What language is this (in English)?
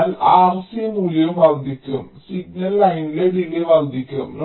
Malayalam